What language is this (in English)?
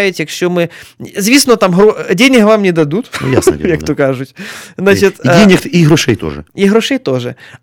Ukrainian